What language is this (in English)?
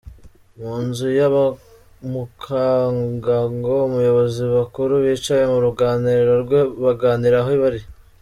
Kinyarwanda